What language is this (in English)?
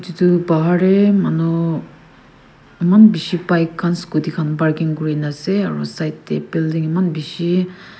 Naga Pidgin